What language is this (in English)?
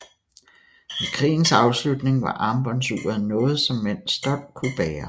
Danish